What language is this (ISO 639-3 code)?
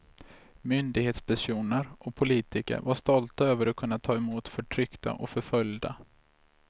swe